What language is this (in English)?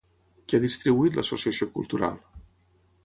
Catalan